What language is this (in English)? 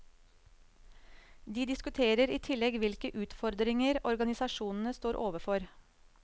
Norwegian